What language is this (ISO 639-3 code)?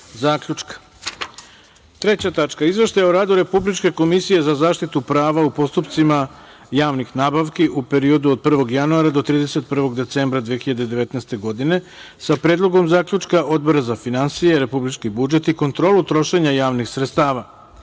srp